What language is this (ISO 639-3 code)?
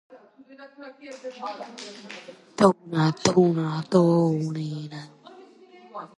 kat